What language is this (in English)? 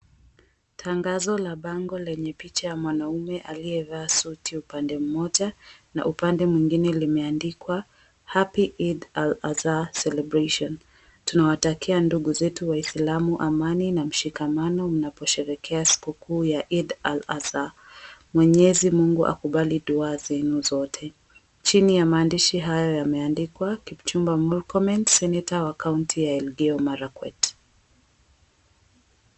Swahili